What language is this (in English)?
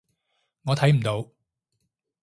Cantonese